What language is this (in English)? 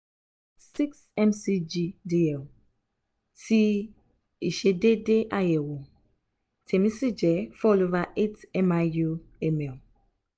Yoruba